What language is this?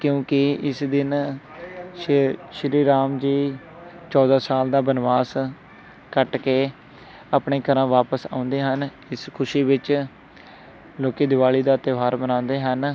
Punjabi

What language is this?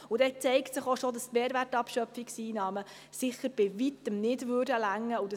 Swiss German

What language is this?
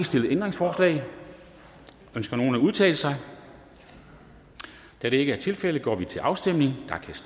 Danish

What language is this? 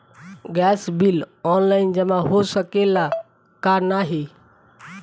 Bhojpuri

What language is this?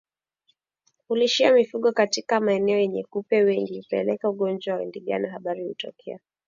Swahili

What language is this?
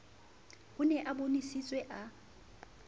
Southern Sotho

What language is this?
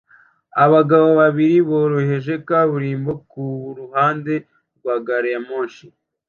Kinyarwanda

